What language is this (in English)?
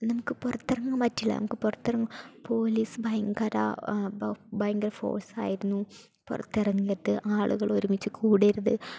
Malayalam